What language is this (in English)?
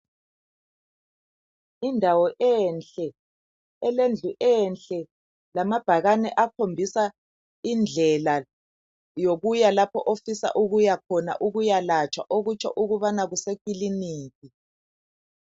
North Ndebele